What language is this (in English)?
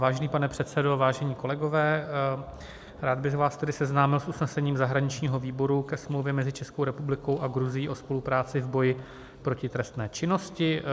Czech